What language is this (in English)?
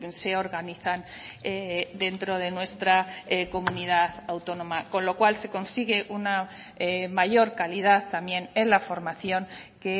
Spanish